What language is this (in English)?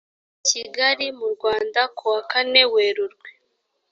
Kinyarwanda